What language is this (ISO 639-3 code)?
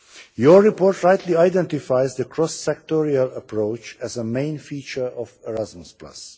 eng